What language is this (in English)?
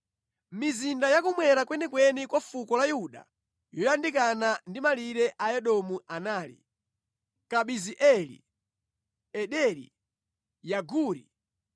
Nyanja